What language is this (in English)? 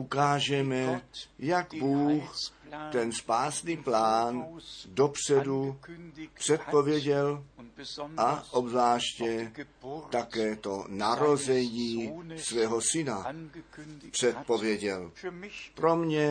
Czech